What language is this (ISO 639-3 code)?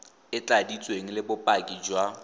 tsn